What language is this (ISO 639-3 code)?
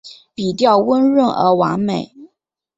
zho